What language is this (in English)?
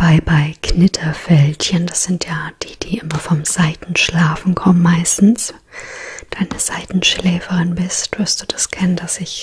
German